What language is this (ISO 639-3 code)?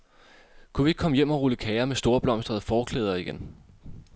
dan